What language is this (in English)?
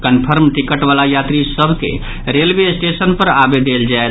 Maithili